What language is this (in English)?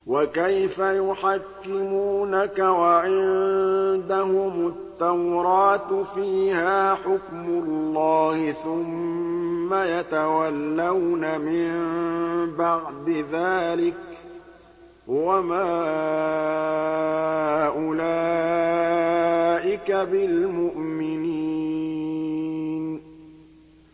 Arabic